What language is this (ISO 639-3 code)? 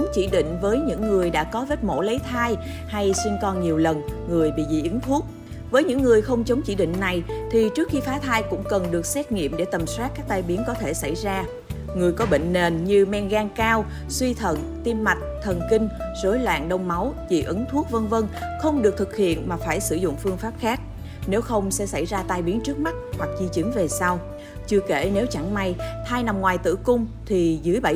vie